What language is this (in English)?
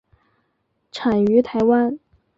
Chinese